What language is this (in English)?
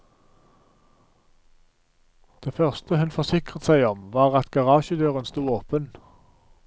Norwegian